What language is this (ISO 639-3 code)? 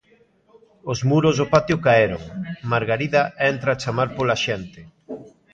glg